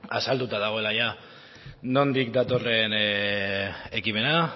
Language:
Basque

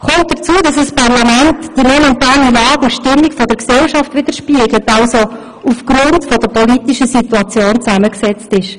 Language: Swiss German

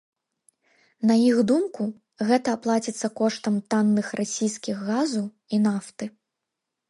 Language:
Belarusian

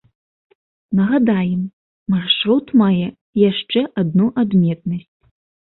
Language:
Belarusian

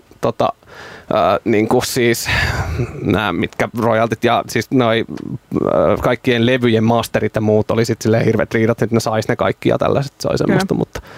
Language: Finnish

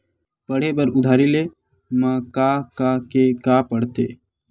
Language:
Chhattisgarhi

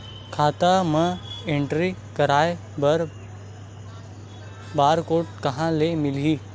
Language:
Chhattisgarhi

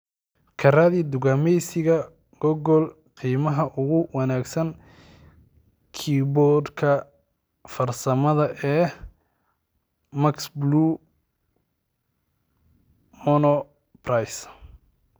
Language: Somali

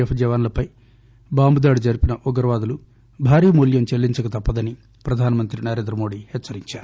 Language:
Telugu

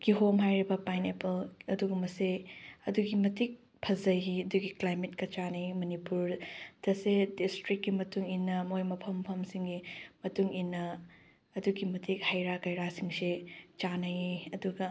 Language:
Manipuri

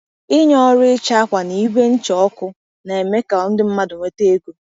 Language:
Igbo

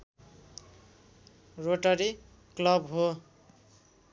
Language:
Nepali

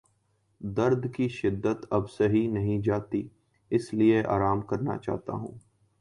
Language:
Urdu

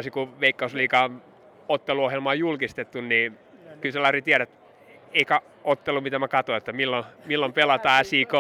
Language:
Finnish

